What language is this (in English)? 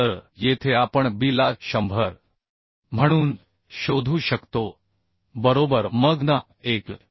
Marathi